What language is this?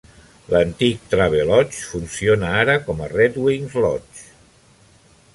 Catalan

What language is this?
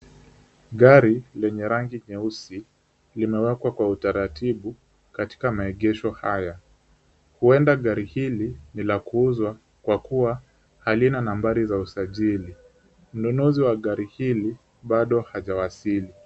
Swahili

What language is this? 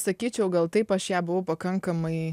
Lithuanian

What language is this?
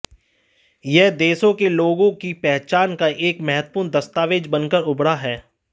Hindi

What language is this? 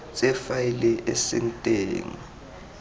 Tswana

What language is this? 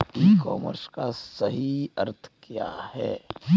Hindi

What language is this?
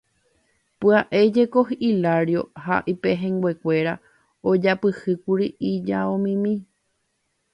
Guarani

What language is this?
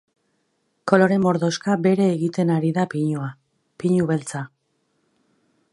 Basque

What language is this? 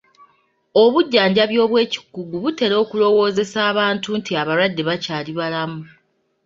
Ganda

